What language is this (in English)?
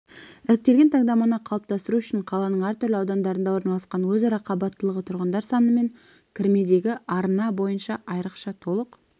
Kazakh